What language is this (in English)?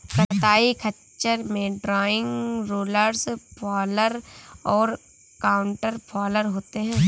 Hindi